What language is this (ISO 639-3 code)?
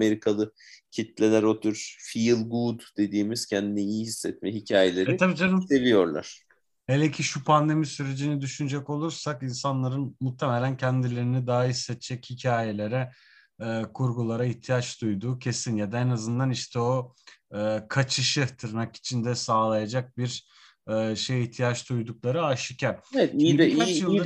tur